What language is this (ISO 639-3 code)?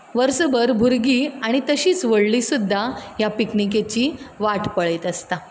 kok